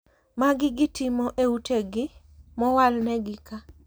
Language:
Luo (Kenya and Tanzania)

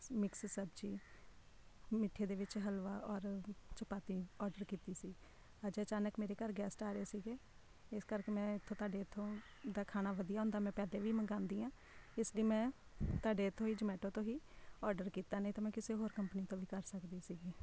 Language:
Punjabi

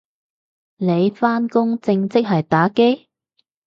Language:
Cantonese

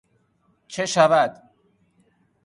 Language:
Persian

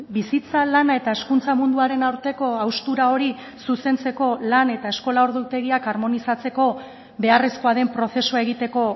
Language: Basque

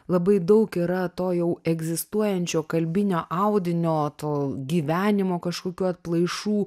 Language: Lithuanian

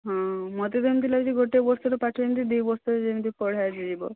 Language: Odia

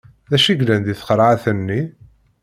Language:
Kabyle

